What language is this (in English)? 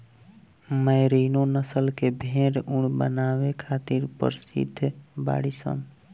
Bhojpuri